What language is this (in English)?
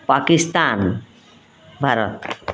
Odia